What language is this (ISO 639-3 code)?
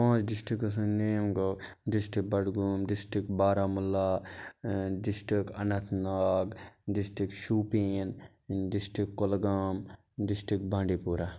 kas